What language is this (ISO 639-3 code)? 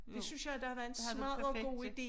dan